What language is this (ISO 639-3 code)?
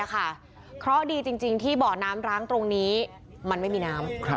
tha